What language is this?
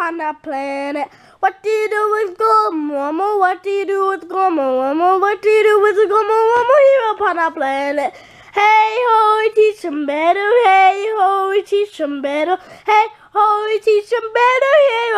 English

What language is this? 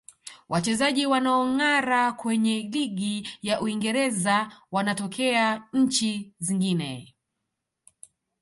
Swahili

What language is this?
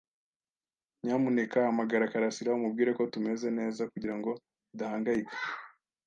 Kinyarwanda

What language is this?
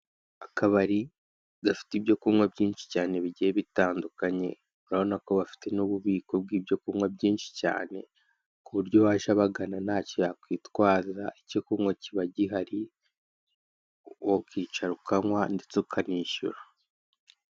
Kinyarwanda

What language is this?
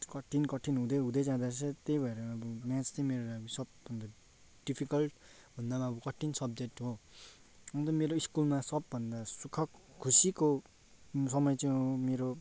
Nepali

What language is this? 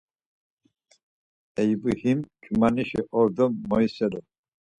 Laz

